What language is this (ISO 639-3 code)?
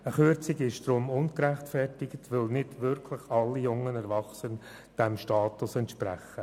gsw